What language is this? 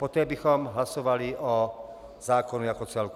Czech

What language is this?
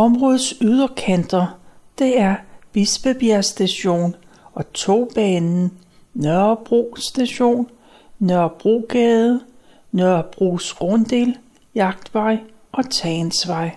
Danish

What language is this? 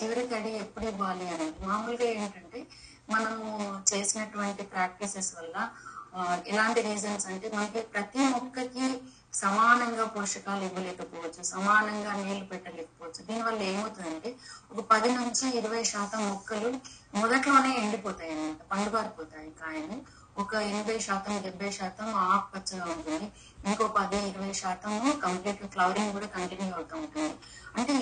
Telugu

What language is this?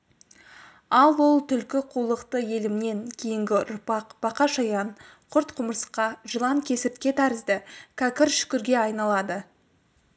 Kazakh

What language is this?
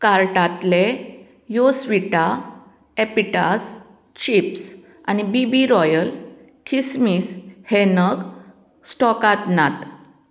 Konkani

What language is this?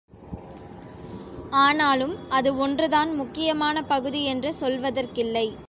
Tamil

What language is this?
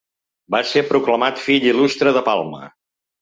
Catalan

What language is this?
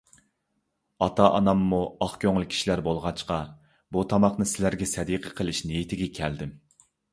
Uyghur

